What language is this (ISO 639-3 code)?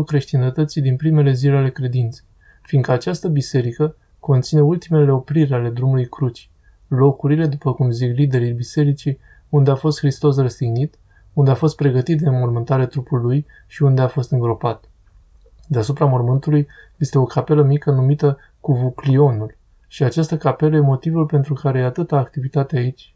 ron